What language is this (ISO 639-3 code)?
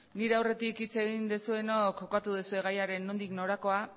eus